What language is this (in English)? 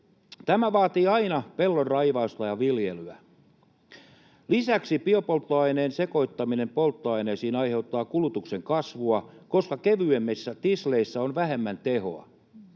Finnish